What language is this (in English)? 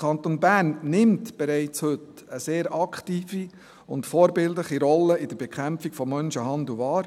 Swiss German